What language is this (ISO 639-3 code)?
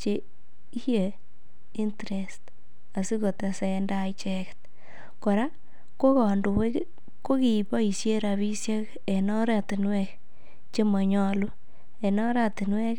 kln